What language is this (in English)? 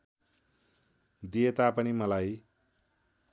Nepali